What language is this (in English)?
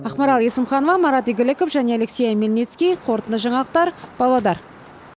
Kazakh